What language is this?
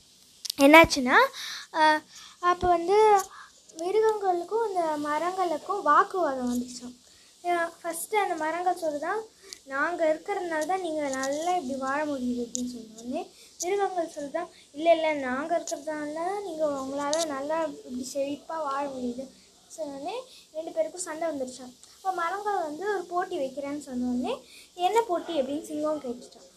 Tamil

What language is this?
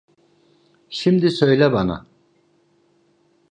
Turkish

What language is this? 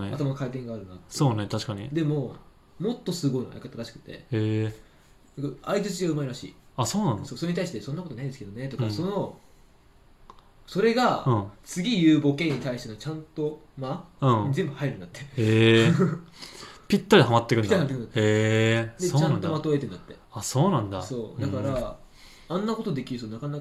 Japanese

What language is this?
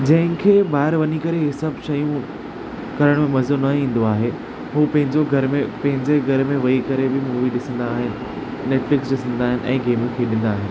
Sindhi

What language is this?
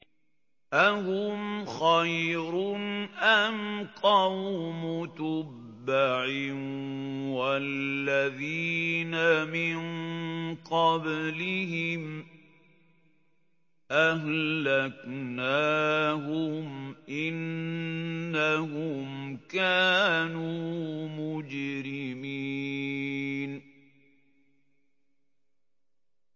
Arabic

